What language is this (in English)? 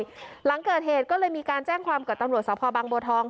Thai